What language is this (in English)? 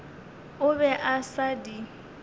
Northern Sotho